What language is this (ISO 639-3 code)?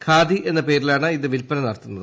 mal